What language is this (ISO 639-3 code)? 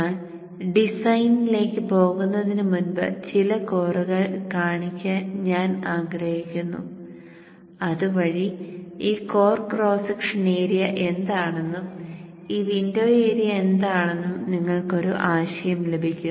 mal